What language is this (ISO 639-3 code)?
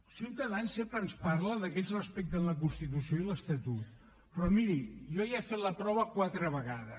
cat